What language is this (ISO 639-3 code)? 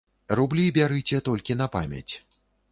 bel